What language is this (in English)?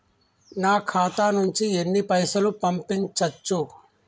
Telugu